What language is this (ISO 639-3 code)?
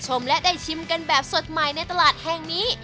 tha